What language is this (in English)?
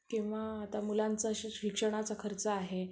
Marathi